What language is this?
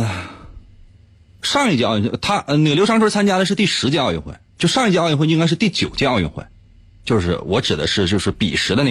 Chinese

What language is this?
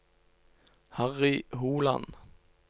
Norwegian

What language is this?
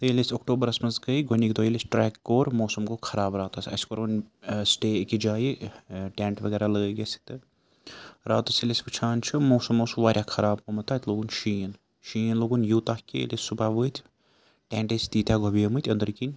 Kashmiri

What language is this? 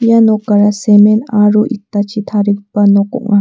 Garo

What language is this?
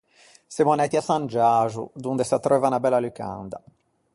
Ligurian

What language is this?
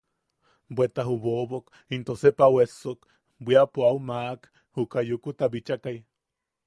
Yaqui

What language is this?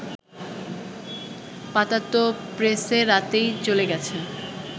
Bangla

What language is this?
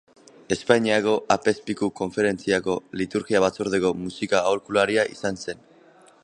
Basque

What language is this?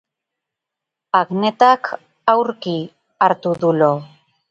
Basque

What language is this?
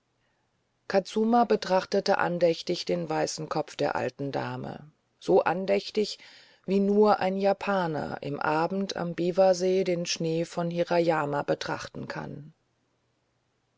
German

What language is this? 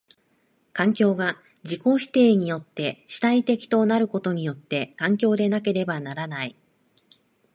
Japanese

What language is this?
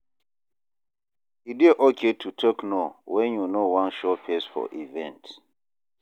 Nigerian Pidgin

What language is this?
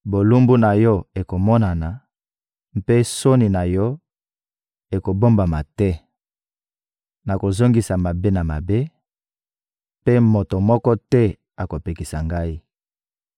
Lingala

